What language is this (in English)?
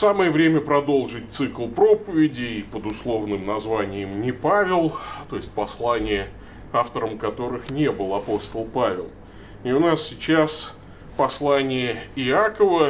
Russian